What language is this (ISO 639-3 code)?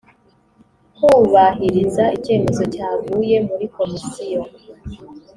kin